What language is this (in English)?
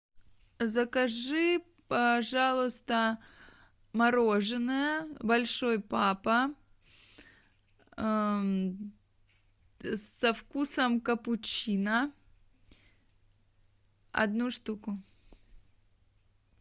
Russian